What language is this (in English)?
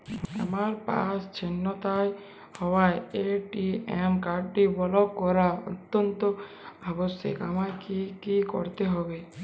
Bangla